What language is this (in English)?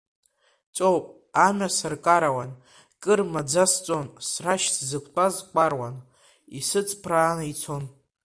Abkhazian